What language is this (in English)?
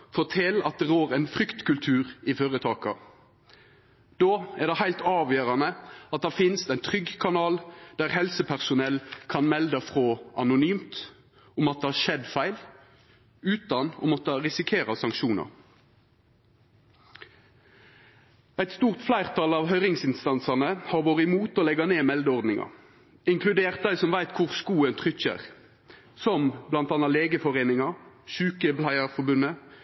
Norwegian Nynorsk